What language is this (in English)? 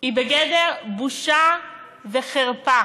Hebrew